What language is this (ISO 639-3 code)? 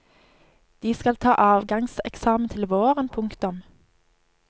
nor